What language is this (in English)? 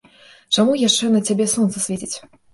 Belarusian